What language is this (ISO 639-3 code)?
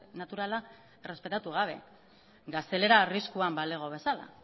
eus